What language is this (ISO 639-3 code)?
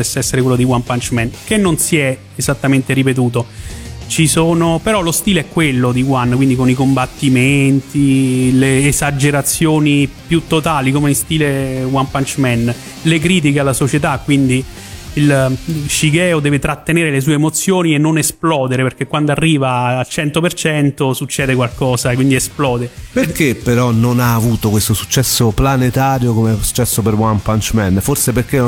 ita